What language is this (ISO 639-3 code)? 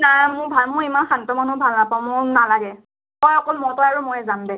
asm